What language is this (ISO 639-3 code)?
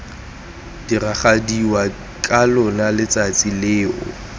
tsn